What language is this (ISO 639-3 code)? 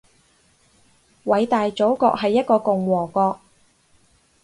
yue